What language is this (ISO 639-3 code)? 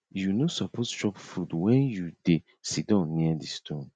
pcm